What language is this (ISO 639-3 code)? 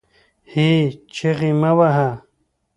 pus